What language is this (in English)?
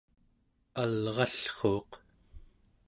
Central Yupik